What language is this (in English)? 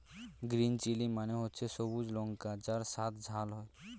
Bangla